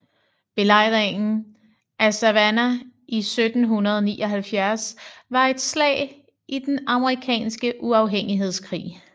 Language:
Danish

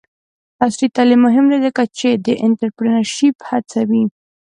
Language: Pashto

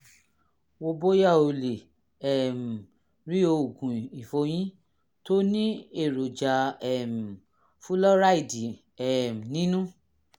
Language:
Yoruba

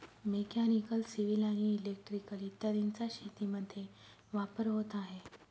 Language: Marathi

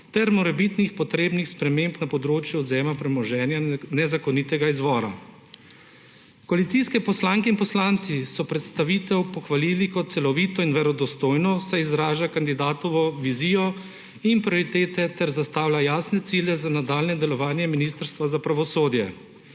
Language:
Slovenian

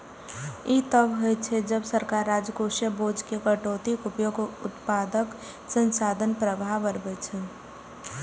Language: Maithili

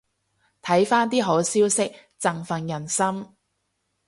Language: Cantonese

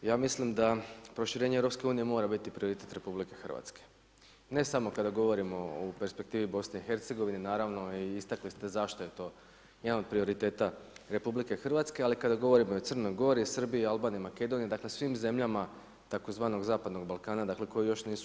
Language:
Croatian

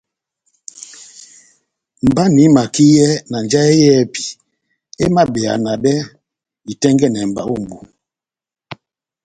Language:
Batanga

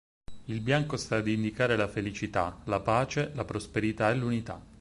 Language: Italian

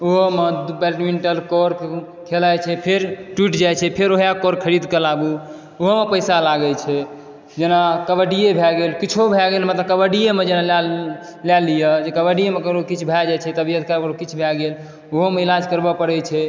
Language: Maithili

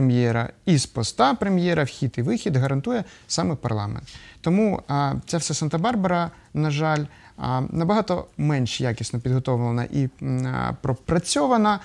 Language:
Ukrainian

